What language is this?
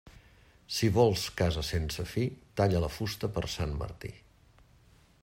Catalan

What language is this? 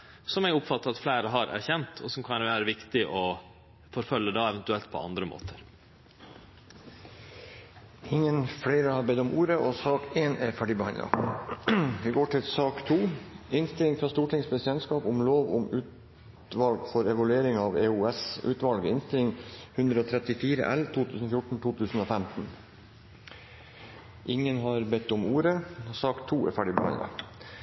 Norwegian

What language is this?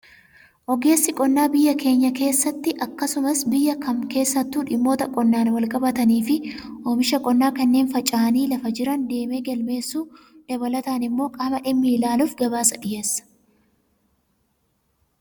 Oromo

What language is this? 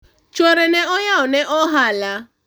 Luo (Kenya and Tanzania)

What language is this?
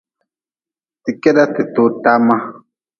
Nawdm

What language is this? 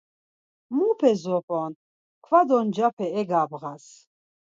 Laz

